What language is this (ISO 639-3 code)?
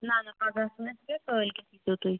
kas